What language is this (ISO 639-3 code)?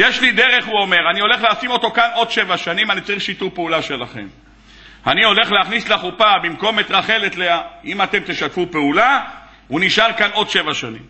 heb